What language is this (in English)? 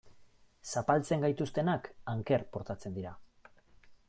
Basque